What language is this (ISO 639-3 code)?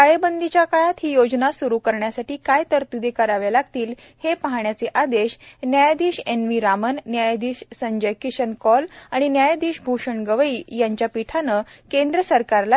mar